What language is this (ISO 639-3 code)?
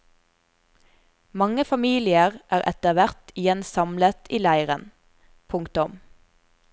nor